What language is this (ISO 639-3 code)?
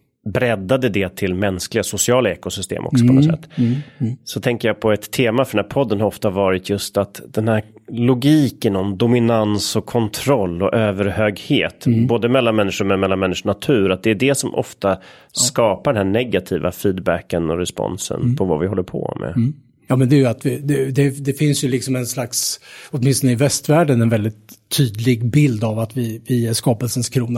swe